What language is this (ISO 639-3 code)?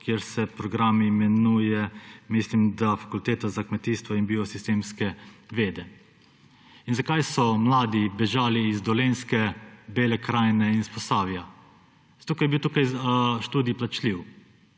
slv